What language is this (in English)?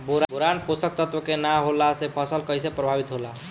Bhojpuri